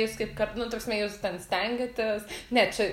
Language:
Lithuanian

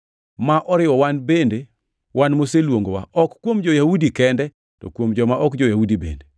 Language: Luo (Kenya and Tanzania)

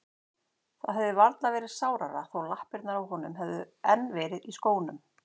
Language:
Icelandic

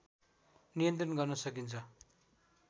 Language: Nepali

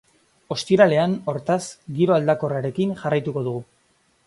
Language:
Basque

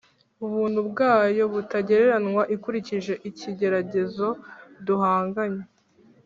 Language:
Kinyarwanda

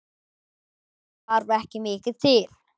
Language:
Icelandic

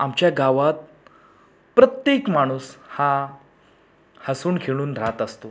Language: Marathi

